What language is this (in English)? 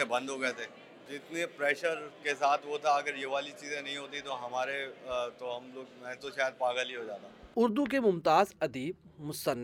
Urdu